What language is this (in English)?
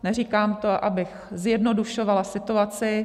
Czech